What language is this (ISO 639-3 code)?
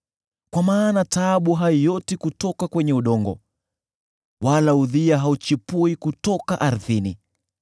swa